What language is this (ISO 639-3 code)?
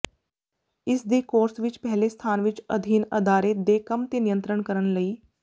pan